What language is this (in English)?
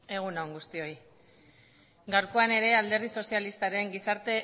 Basque